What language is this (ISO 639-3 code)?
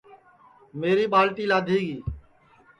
ssi